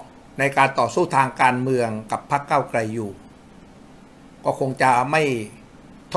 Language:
Thai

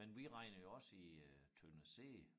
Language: Danish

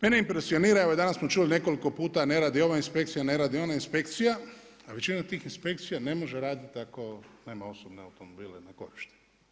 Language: Croatian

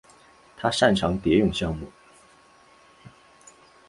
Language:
Chinese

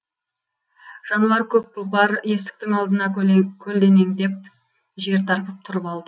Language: Kazakh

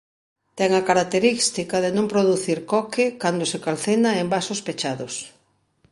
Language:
Galician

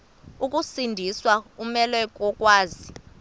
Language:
Xhosa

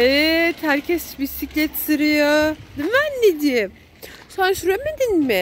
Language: Turkish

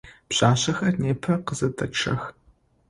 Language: Adyghe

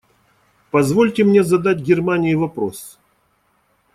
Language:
Russian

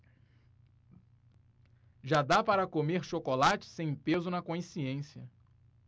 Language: Portuguese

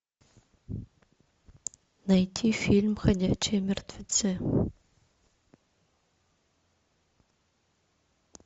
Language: Russian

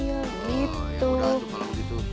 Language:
Indonesian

